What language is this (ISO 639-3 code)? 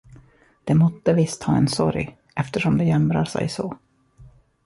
swe